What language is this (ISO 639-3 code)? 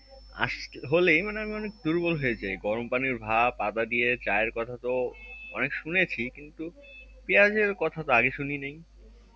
ben